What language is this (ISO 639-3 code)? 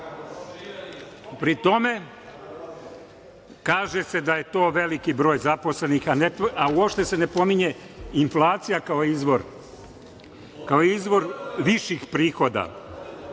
srp